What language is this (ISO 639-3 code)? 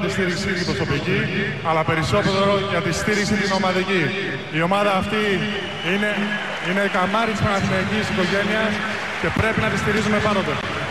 ell